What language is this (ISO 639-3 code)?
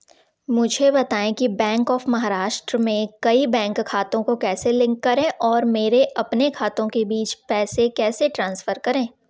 hin